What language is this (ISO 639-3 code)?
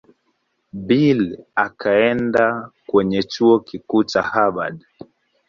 swa